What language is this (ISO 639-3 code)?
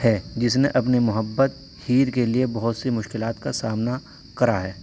urd